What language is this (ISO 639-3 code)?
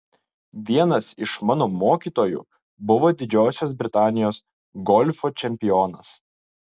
lit